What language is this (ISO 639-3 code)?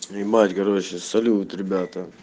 rus